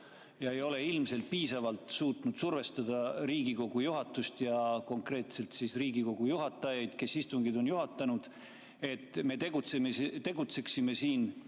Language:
Estonian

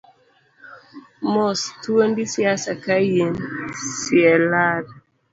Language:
Luo (Kenya and Tanzania)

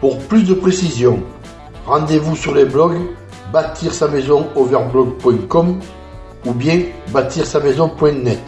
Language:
French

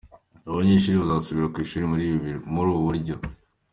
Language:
Kinyarwanda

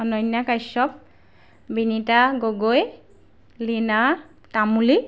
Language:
Assamese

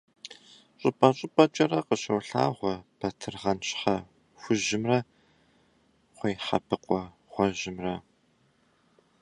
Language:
Kabardian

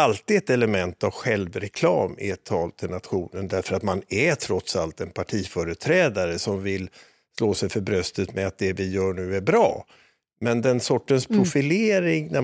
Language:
Swedish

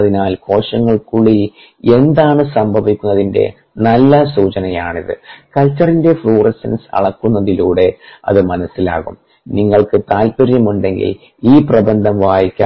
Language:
Malayalam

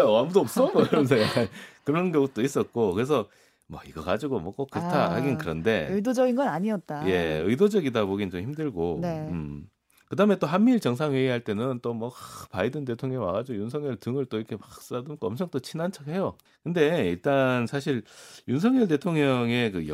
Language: Korean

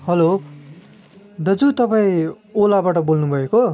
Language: Nepali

